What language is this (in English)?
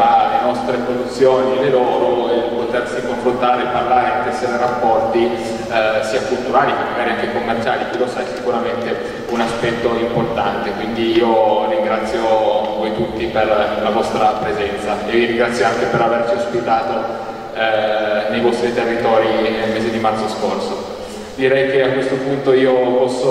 Italian